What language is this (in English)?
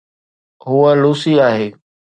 Sindhi